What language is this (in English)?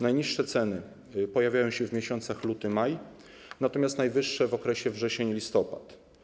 Polish